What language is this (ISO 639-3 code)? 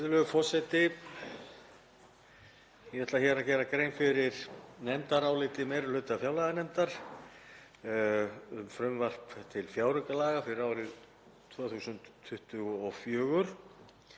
isl